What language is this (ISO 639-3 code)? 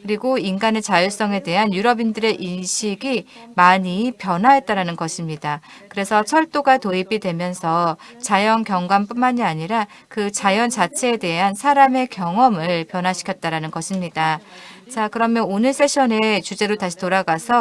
kor